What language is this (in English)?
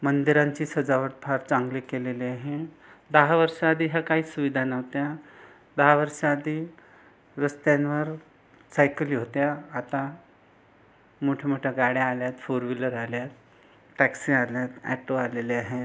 Marathi